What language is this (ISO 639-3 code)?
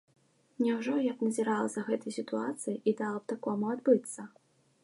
bel